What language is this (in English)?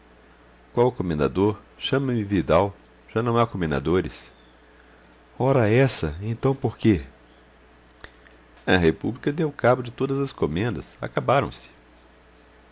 Portuguese